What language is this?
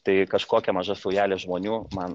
Lithuanian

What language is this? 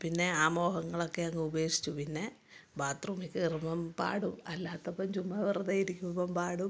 Malayalam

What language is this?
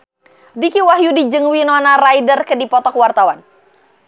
Sundanese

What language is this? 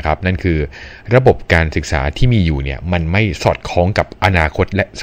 Thai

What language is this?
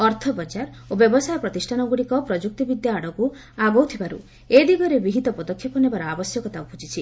Odia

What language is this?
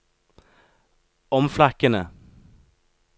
Norwegian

